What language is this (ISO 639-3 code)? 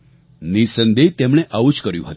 guj